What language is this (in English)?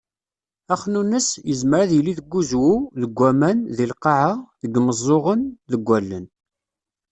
Kabyle